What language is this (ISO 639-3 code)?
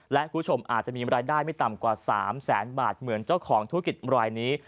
tha